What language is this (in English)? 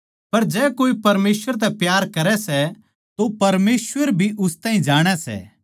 Haryanvi